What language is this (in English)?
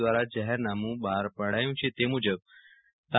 Gujarati